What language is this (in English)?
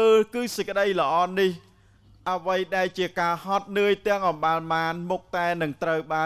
Thai